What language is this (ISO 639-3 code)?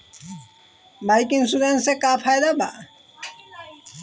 bho